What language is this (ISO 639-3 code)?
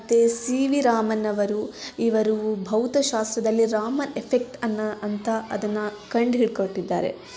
kan